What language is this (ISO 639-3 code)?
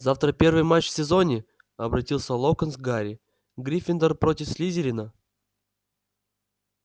rus